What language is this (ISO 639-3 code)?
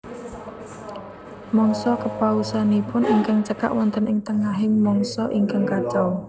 jav